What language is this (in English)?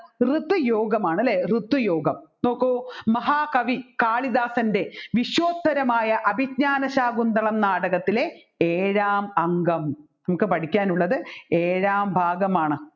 Malayalam